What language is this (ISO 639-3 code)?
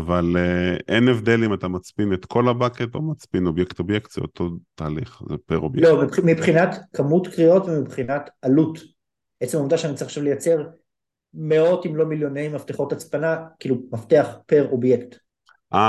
heb